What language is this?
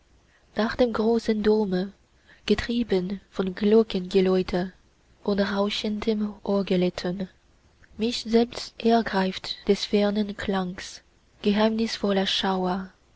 German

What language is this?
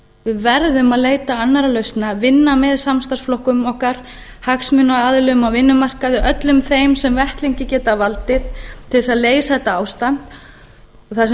Icelandic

